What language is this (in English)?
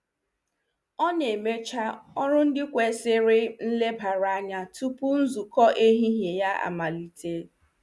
Igbo